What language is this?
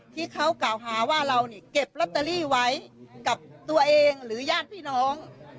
Thai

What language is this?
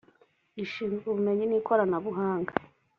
Kinyarwanda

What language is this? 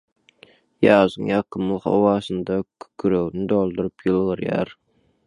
Turkmen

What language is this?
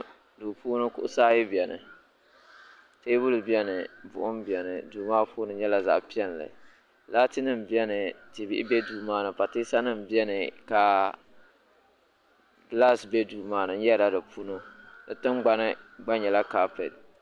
Dagbani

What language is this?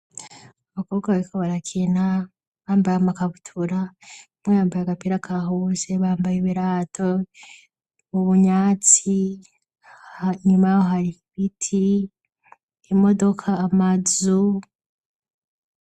Rundi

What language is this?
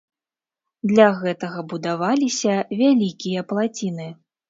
Belarusian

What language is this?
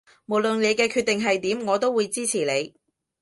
Cantonese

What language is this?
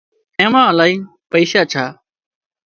Wadiyara Koli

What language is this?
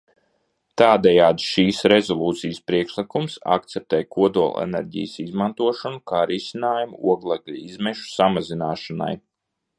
Latvian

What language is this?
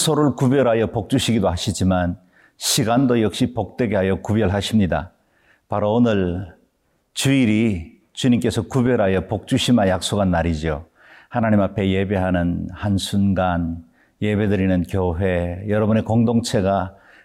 Korean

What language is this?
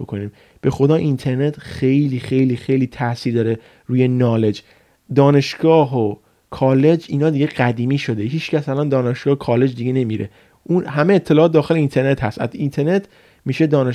Persian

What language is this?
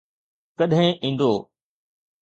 Sindhi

